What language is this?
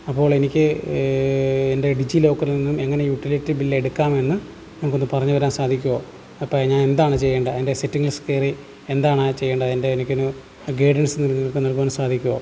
Malayalam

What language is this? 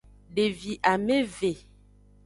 Aja (Benin)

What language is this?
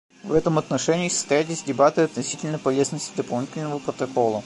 Russian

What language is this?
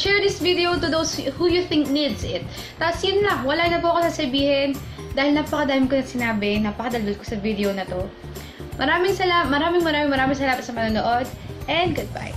Filipino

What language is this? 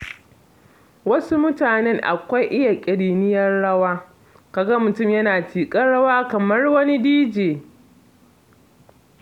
Hausa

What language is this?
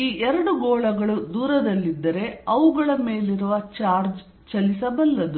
Kannada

